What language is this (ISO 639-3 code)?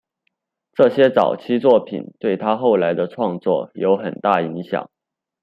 zho